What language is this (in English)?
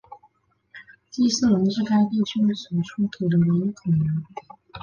Chinese